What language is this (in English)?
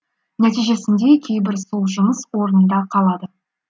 Kazakh